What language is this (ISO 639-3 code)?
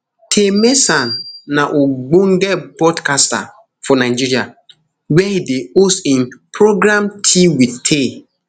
pcm